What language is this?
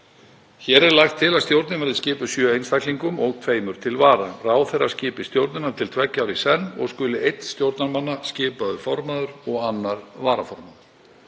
Icelandic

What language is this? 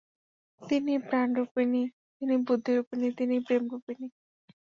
Bangla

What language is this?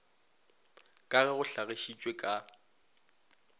Northern Sotho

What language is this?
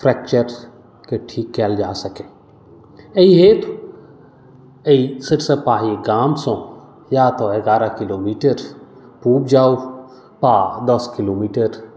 Maithili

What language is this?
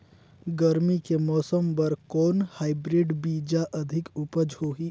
Chhattisgarhi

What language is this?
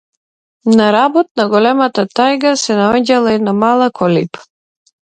Macedonian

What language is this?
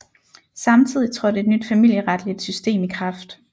Danish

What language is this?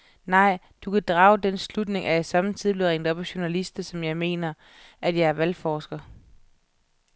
Danish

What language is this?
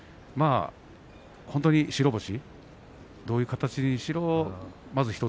Japanese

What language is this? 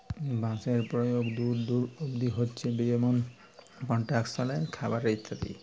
Bangla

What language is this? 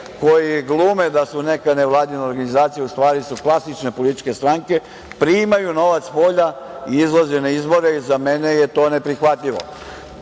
Serbian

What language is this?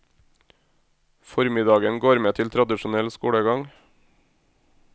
Norwegian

